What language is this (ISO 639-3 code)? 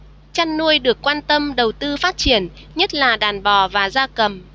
vie